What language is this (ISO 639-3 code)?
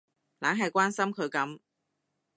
yue